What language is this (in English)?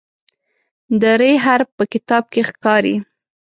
Pashto